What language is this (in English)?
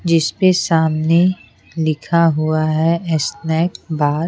Hindi